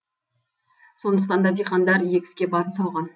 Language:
Kazakh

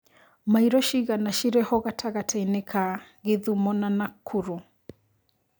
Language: Kikuyu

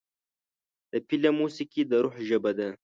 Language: Pashto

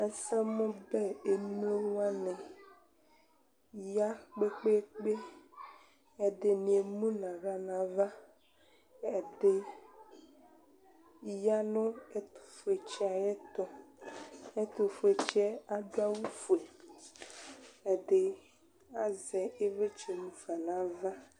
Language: Ikposo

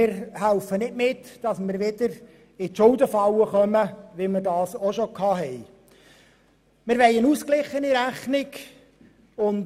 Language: Swiss German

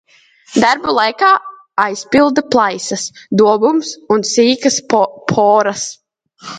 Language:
Latvian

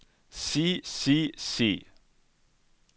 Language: Norwegian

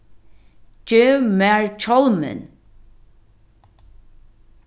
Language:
Faroese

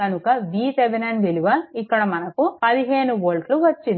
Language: Telugu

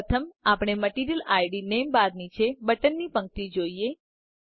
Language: Gujarati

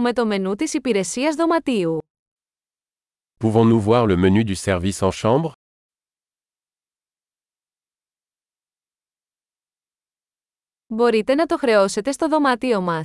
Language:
Greek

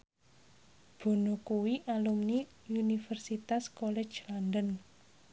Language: Javanese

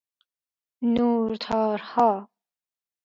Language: Persian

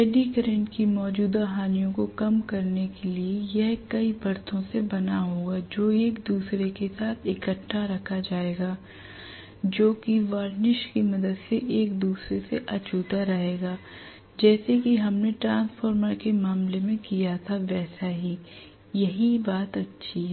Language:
Hindi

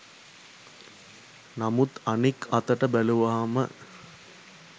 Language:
Sinhala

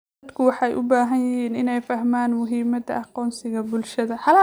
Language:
Somali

